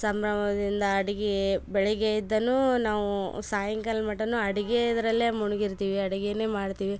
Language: Kannada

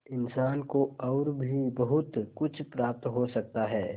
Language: Hindi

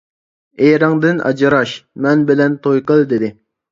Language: Uyghur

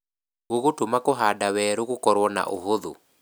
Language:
Kikuyu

